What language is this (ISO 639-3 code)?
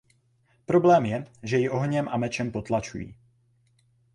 ces